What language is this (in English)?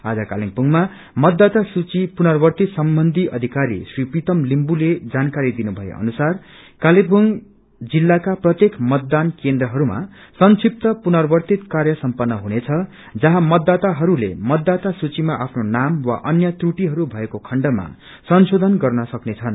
Nepali